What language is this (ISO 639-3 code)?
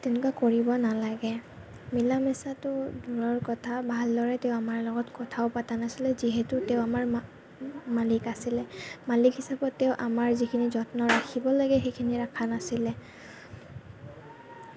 asm